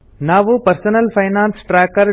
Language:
Kannada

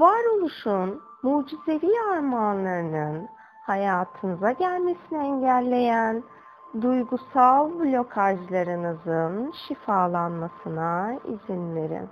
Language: Turkish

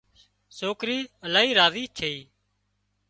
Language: Wadiyara Koli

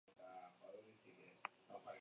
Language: Basque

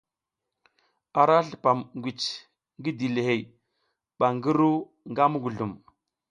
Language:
South Giziga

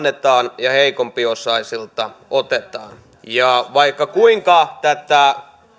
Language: Finnish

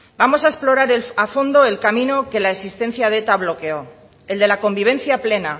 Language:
Spanish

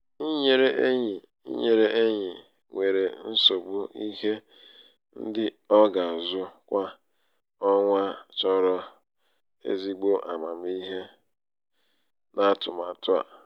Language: Igbo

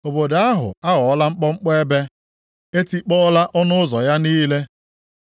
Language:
Igbo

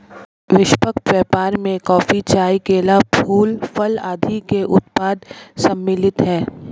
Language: Hindi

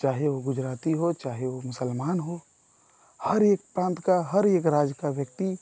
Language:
Hindi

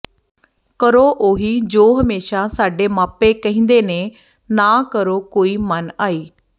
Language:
Punjabi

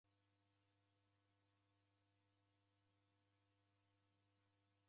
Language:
Taita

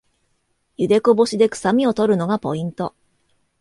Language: Japanese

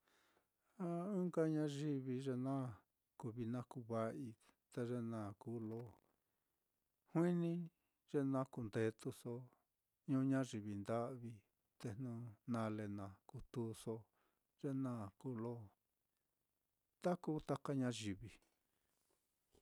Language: Mitlatongo Mixtec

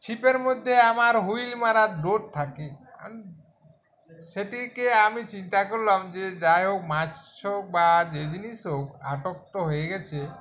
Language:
Bangla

